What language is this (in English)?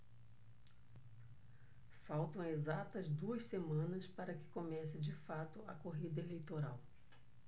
Portuguese